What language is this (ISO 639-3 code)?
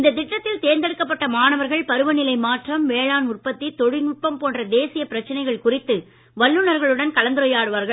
tam